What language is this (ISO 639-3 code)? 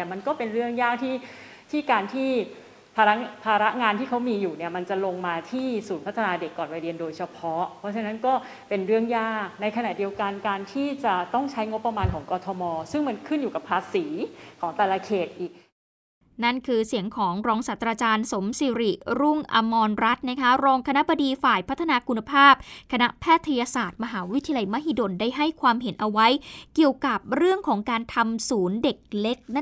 tha